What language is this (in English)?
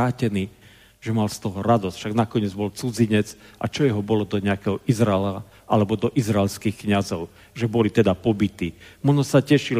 Slovak